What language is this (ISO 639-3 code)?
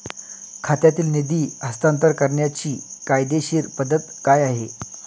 mar